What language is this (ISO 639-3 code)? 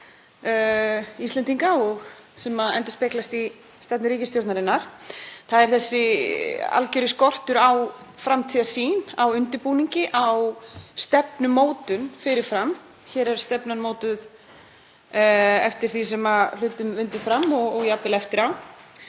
isl